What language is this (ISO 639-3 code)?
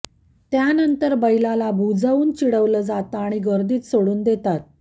mar